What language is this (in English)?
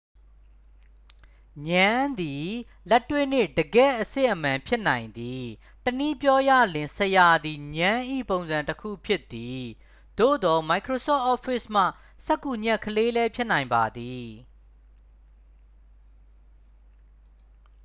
Burmese